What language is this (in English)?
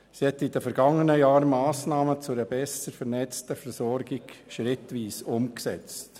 Swiss German